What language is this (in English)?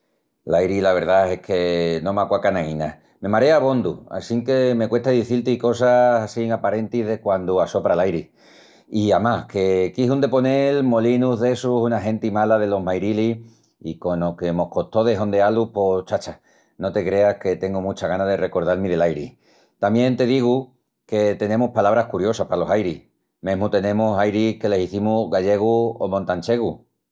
Extremaduran